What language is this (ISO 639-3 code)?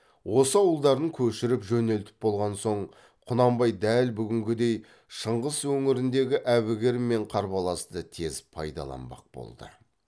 kaz